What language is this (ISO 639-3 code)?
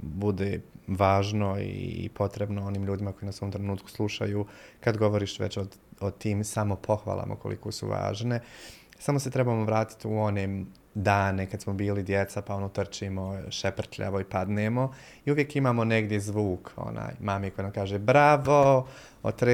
hrv